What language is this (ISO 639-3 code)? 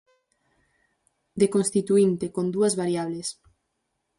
glg